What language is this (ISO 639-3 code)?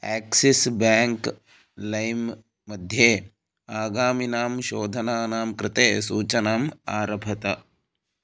san